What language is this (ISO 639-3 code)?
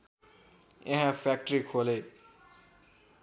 nep